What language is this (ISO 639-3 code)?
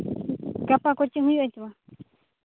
sat